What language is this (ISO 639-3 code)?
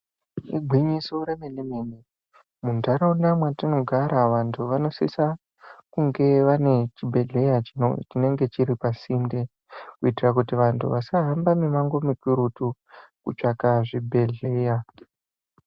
ndc